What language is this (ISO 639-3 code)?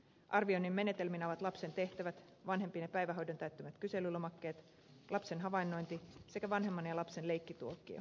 fin